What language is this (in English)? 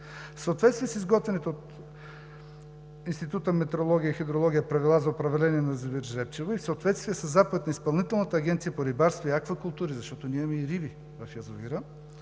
Bulgarian